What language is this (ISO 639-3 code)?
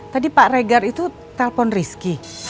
ind